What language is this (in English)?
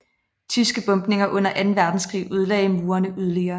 Danish